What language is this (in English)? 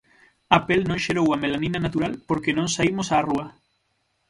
Galician